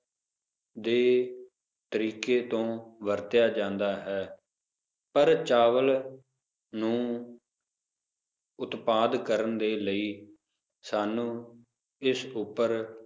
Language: Punjabi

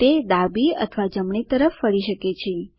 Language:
Gujarati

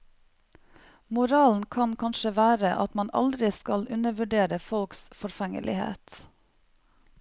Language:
Norwegian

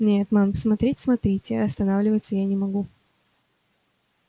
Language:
Russian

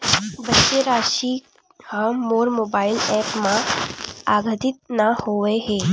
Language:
Chhattisgarhi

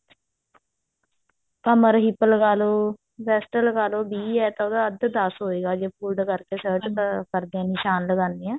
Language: Punjabi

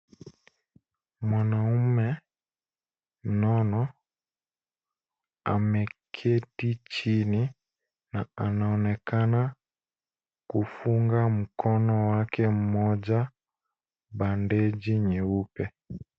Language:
Swahili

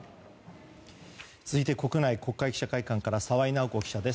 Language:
Japanese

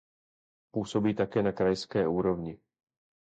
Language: Czech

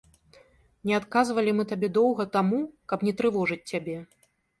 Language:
Belarusian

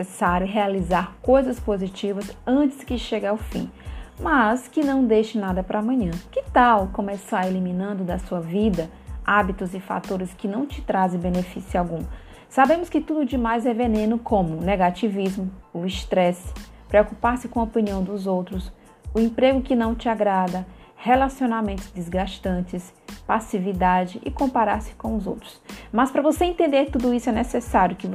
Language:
Portuguese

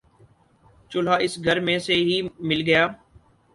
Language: Urdu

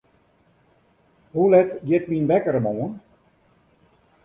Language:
Western Frisian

